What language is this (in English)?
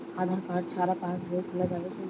Bangla